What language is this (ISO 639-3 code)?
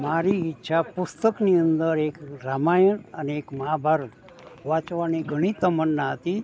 guj